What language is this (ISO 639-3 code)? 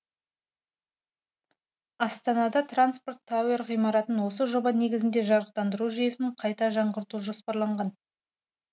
kaz